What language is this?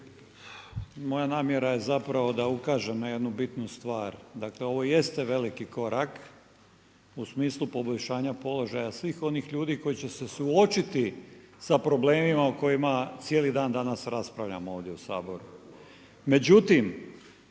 Croatian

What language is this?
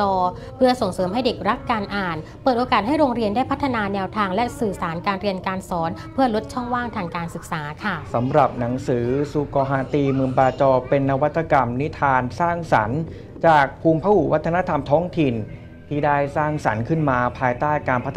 Thai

